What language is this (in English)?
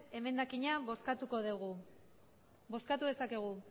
Basque